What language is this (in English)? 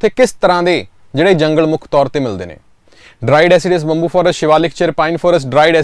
Hindi